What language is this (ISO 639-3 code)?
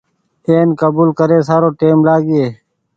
gig